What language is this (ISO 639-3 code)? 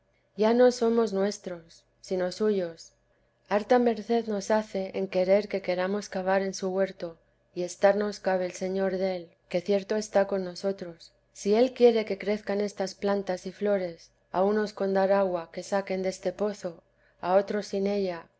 spa